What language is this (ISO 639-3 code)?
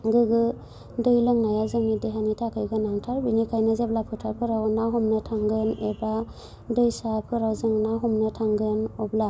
brx